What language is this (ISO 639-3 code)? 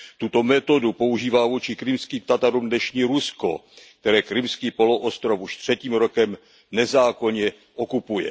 ces